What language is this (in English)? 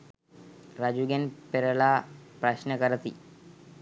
Sinhala